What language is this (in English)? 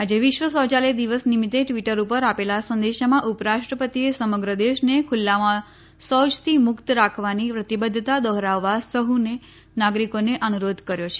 Gujarati